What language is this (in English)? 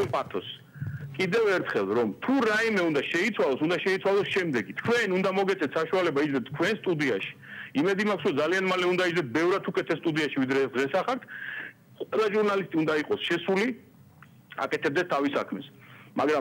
Romanian